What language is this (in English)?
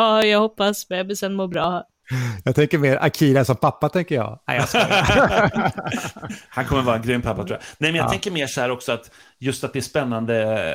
Swedish